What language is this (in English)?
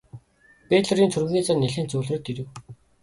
Mongolian